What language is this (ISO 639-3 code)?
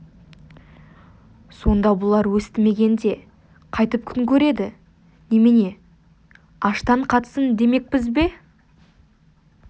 kaz